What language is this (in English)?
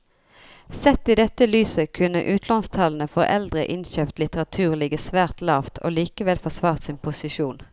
Norwegian